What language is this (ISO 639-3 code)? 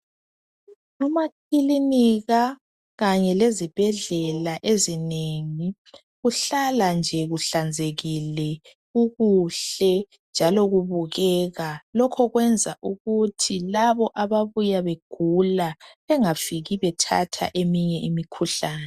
nde